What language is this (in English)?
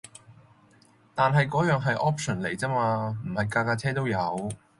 Cantonese